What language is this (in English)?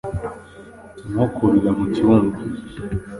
Kinyarwanda